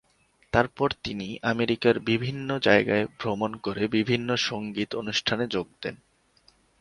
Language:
Bangla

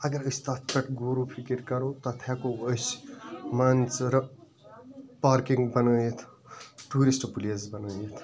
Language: Kashmiri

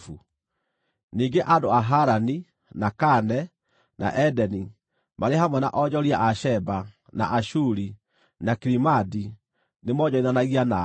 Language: Kikuyu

